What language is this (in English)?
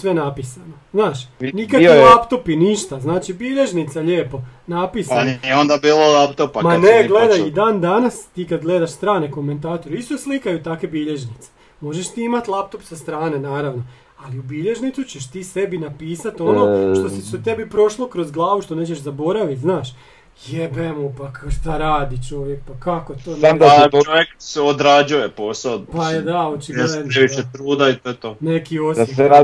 Croatian